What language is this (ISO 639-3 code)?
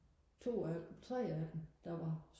dan